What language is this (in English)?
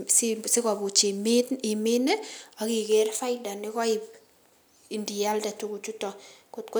Kalenjin